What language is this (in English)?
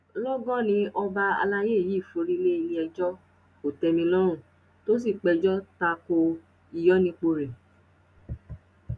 Yoruba